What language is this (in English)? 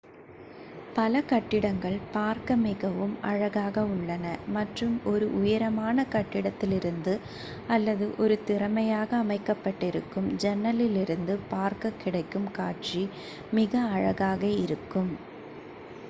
Tamil